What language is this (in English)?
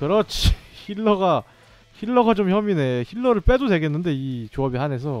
Korean